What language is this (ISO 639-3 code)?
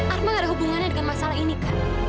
ind